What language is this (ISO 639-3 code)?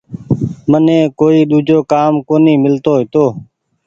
gig